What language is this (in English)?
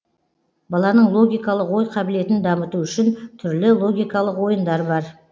Kazakh